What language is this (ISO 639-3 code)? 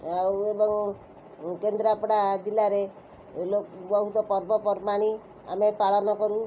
ori